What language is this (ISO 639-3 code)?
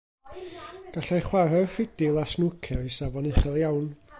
cym